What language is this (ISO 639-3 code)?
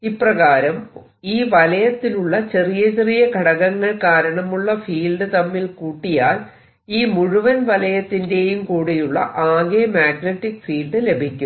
mal